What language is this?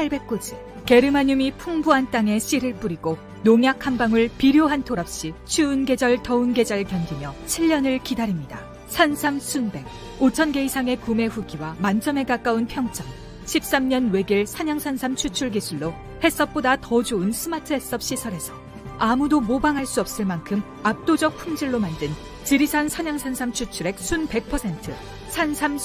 Korean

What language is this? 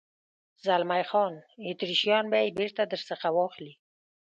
Pashto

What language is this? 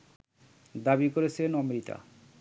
Bangla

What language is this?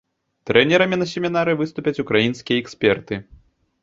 Belarusian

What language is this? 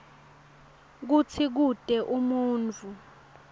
Swati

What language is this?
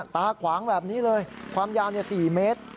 Thai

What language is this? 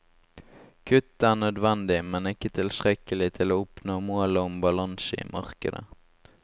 Norwegian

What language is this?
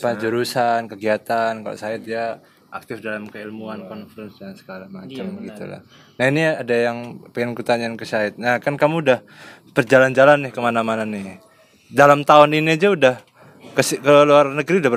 Indonesian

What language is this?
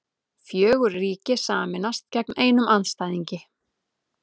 Icelandic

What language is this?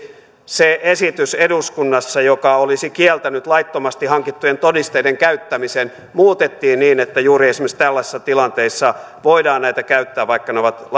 Finnish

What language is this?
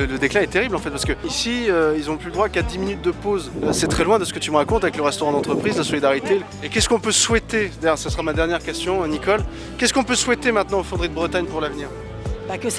French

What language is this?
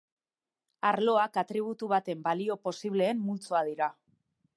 Basque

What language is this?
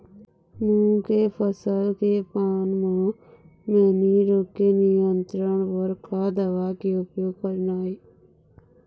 Chhattisgarhi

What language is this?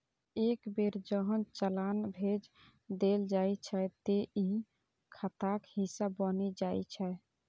Maithili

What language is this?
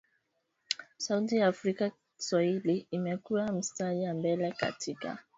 Swahili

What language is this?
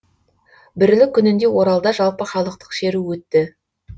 Kazakh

